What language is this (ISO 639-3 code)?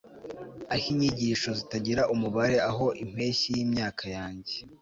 kin